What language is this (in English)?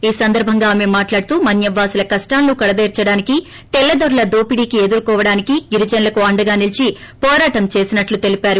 Telugu